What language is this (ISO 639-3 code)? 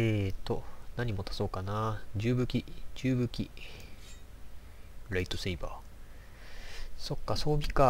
jpn